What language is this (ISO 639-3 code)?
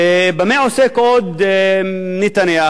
heb